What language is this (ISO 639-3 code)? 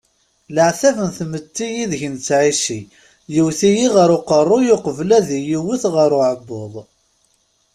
kab